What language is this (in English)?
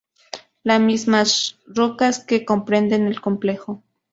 Spanish